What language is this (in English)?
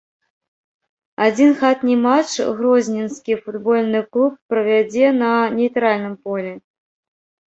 Belarusian